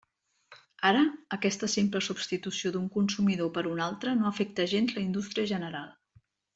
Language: Catalan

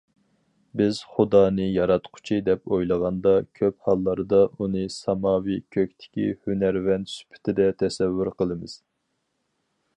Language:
Uyghur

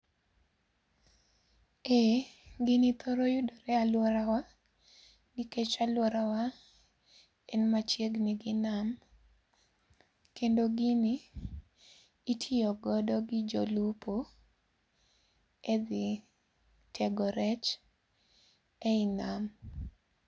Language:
Luo (Kenya and Tanzania)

